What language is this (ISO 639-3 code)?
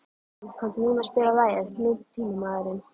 isl